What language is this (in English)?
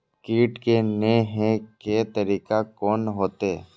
Maithili